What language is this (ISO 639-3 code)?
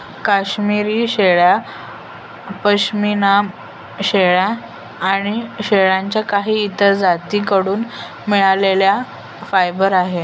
mar